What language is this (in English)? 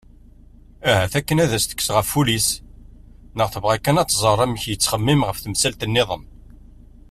Kabyle